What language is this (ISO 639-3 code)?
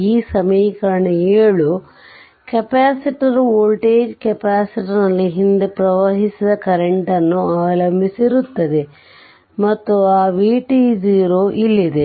kan